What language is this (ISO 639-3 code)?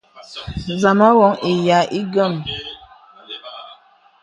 beb